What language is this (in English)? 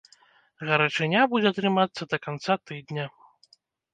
Belarusian